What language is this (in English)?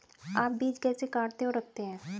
Hindi